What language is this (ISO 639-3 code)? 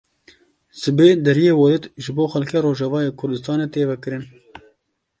kur